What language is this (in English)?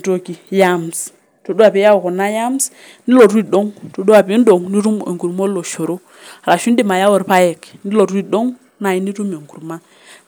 Masai